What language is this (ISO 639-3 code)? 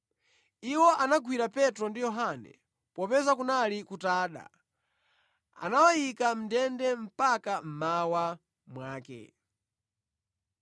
nya